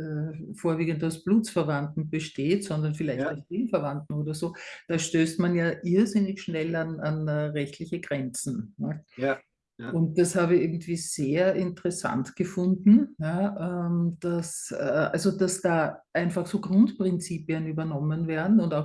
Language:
German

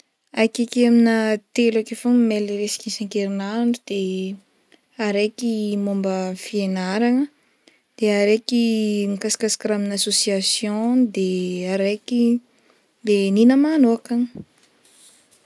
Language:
Northern Betsimisaraka Malagasy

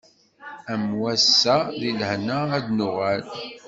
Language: Kabyle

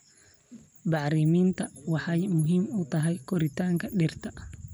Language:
Somali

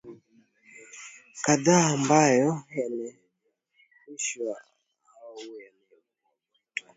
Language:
Swahili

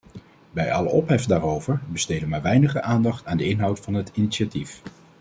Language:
Dutch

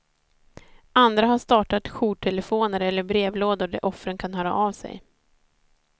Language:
Swedish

